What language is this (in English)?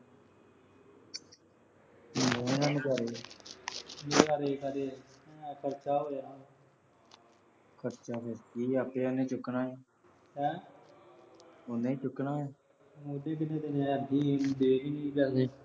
Punjabi